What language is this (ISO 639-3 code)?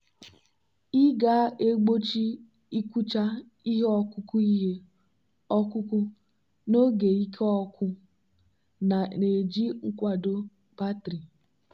ibo